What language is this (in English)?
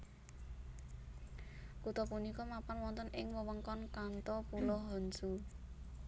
Javanese